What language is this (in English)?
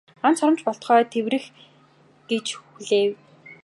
Mongolian